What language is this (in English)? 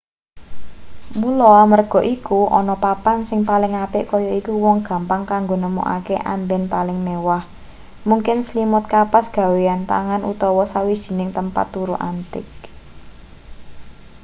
Javanese